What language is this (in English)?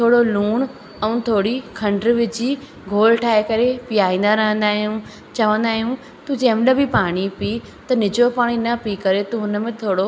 Sindhi